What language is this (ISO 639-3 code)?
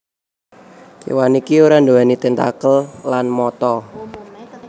jav